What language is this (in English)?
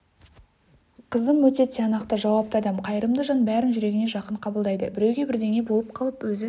Kazakh